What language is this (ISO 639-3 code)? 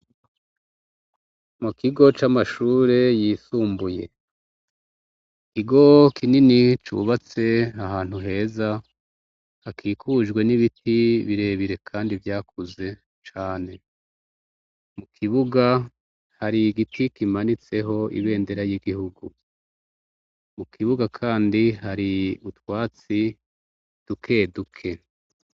run